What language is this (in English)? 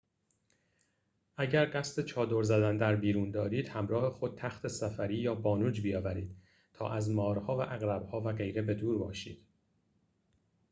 Persian